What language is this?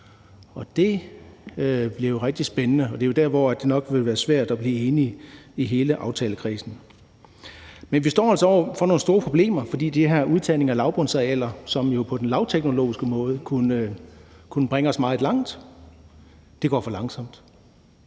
Danish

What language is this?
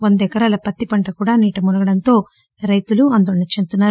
Telugu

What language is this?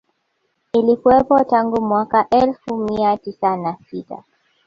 Swahili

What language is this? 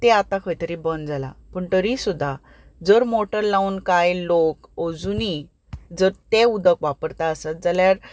Konkani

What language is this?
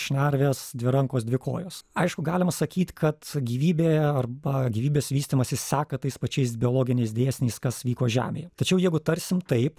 Lithuanian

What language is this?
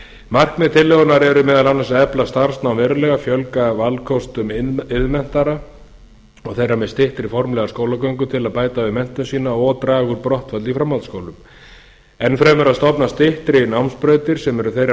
Icelandic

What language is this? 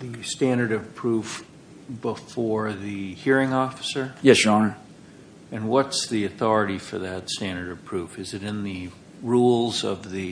English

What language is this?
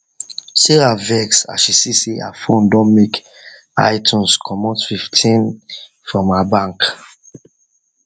Nigerian Pidgin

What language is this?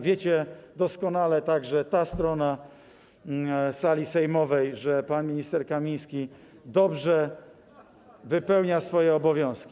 Polish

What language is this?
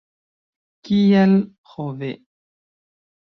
Esperanto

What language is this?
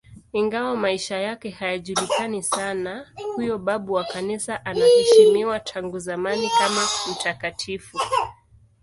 Swahili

